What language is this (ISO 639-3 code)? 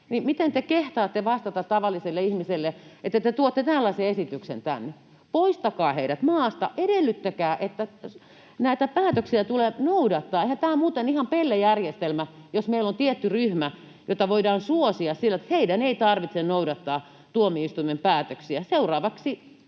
fin